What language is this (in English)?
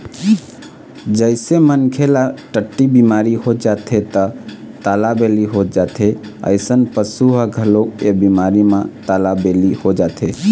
Chhattisgarhi